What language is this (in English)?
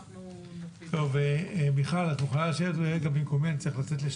Hebrew